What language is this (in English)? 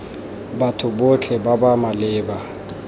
Tswana